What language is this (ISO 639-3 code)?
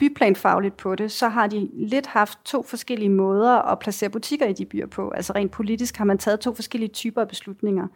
dan